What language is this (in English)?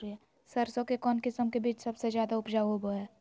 Magahi